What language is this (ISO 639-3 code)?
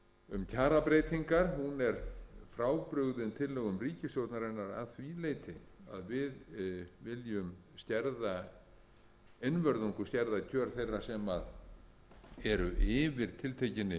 isl